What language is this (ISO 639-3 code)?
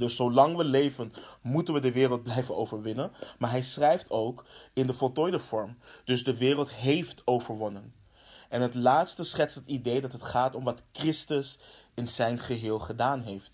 nld